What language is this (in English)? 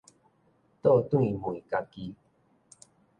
Min Nan Chinese